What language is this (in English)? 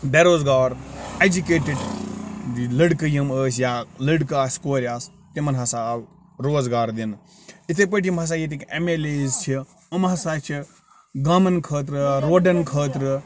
Kashmiri